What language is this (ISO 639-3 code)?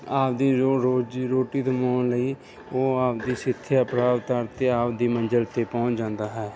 pan